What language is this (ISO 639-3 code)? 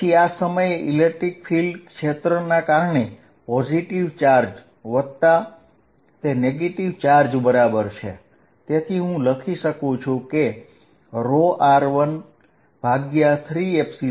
guj